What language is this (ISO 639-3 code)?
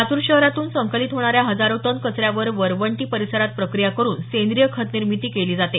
mar